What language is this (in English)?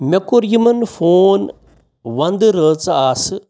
Kashmiri